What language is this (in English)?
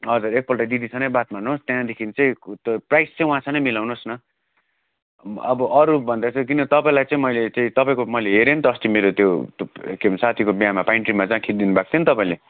Nepali